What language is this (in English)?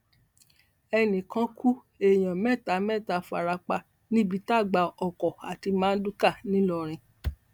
Yoruba